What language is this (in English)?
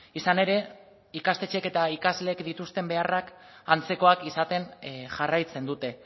Basque